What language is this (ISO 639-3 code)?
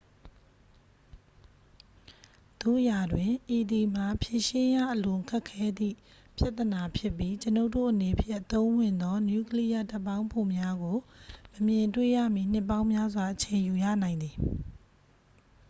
mya